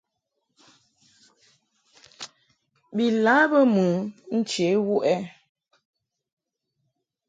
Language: Mungaka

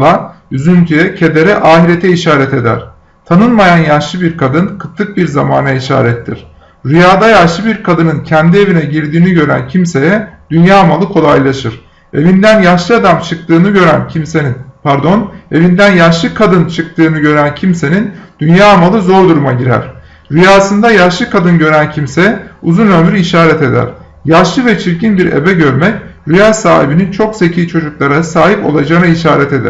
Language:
Turkish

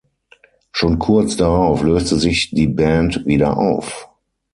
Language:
German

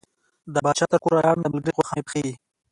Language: Pashto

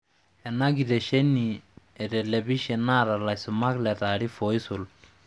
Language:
Masai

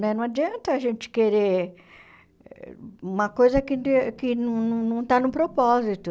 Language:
Portuguese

